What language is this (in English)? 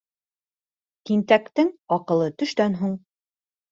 Bashkir